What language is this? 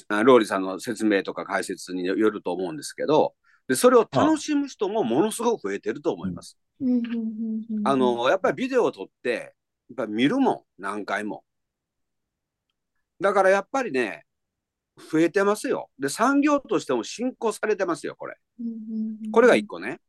Japanese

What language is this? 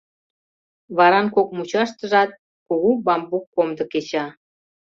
Mari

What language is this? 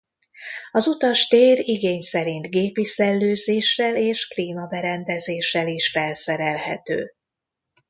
Hungarian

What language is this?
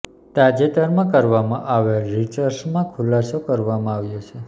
Gujarati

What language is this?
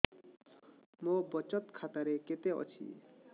Odia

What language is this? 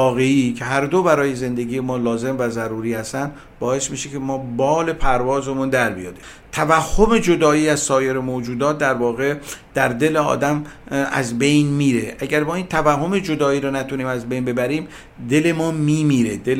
Persian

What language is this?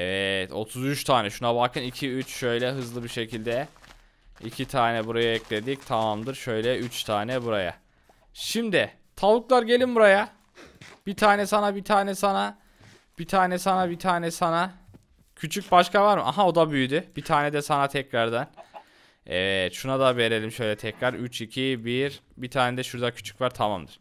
Turkish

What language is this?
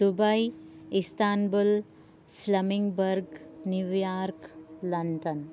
Sanskrit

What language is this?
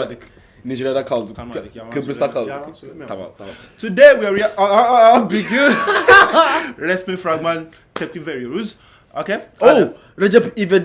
Turkish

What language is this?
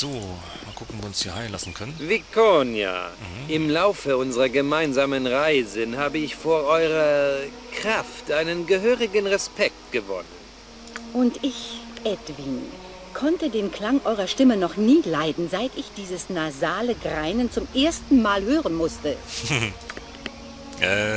German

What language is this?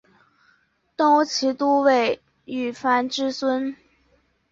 Chinese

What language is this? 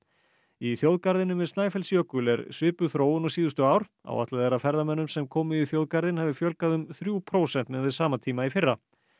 Icelandic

